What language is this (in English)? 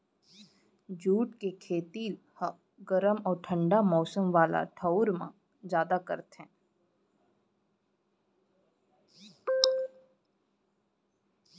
Chhattisgarhi